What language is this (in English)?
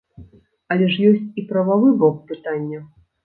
Belarusian